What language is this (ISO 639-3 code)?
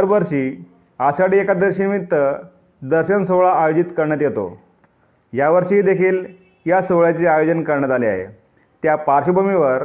mar